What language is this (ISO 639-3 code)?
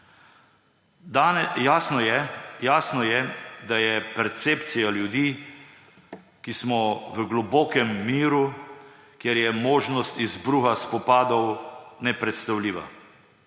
slv